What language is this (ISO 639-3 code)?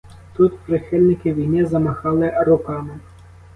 ukr